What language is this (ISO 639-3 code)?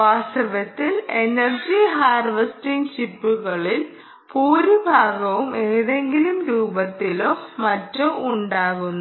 mal